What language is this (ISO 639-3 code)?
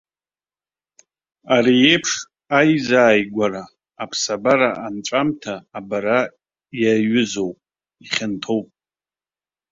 abk